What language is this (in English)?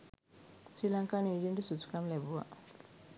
Sinhala